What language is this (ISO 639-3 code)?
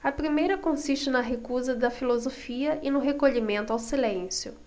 por